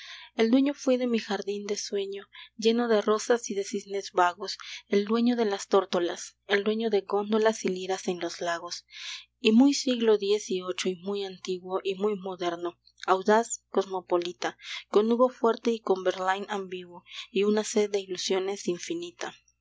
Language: Spanish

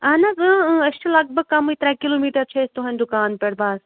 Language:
Kashmiri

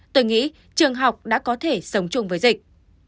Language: Vietnamese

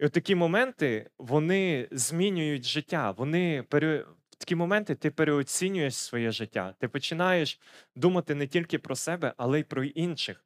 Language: Ukrainian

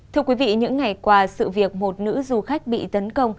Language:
Vietnamese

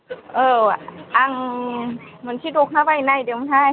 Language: Bodo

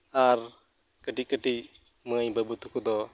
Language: Santali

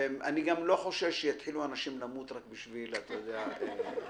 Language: Hebrew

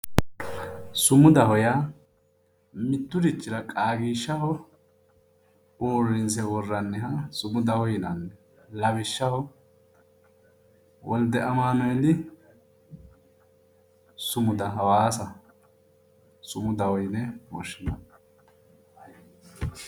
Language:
Sidamo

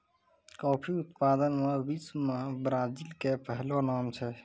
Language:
Maithili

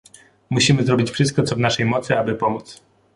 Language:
Polish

